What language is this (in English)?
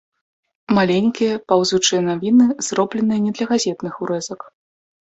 Belarusian